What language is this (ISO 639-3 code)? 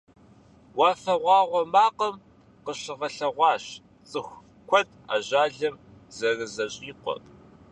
kbd